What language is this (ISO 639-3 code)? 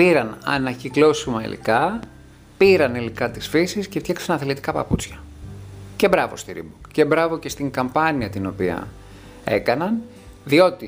ell